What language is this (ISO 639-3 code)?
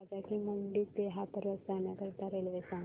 mar